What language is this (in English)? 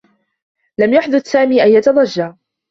Arabic